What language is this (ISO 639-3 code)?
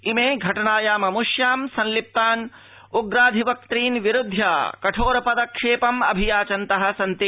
san